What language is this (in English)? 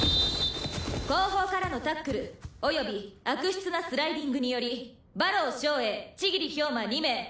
Japanese